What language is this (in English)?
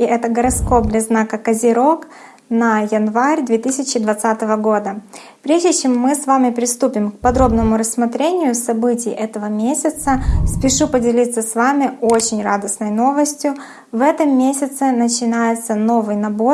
Russian